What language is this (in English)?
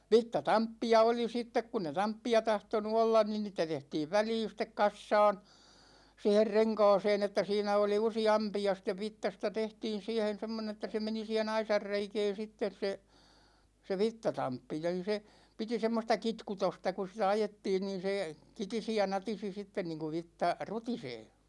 Finnish